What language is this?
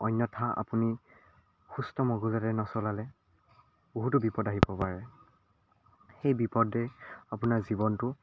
Assamese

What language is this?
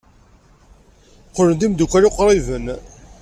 Kabyle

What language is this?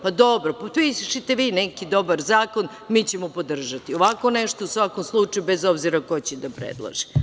Serbian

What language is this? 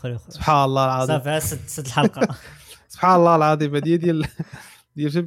Arabic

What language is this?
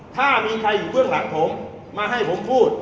Thai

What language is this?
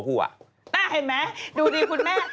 Thai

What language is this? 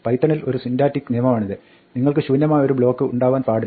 Malayalam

